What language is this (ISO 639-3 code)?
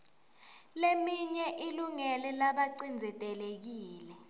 ssw